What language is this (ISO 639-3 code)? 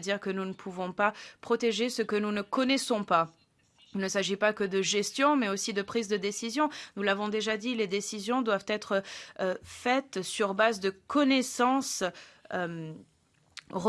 fra